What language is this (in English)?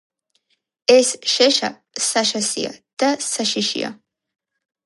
Georgian